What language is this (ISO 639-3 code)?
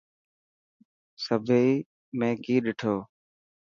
mki